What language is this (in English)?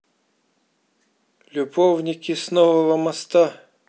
Russian